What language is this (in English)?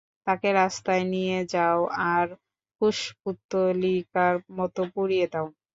Bangla